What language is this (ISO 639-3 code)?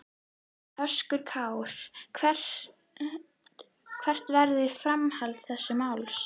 isl